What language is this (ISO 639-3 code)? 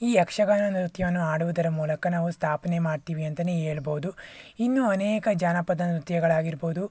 kan